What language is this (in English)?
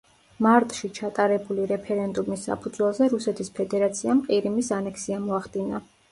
Georgian